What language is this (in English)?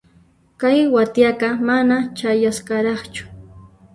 Puno Quechua